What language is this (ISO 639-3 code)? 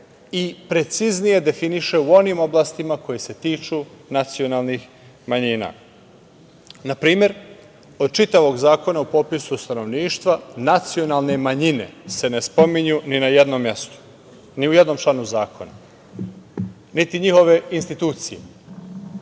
srp